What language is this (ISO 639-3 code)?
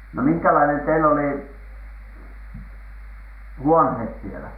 fin